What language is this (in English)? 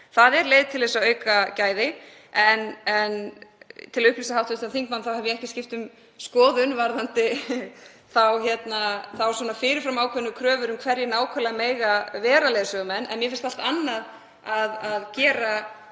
Icelandic